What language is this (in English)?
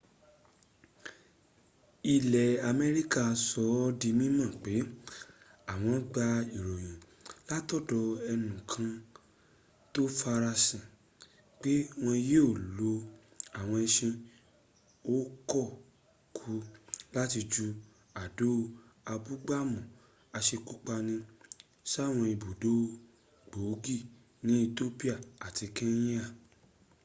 Yoruba